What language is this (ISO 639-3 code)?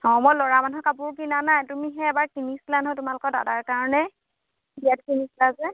asm